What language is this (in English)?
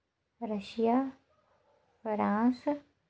Dogri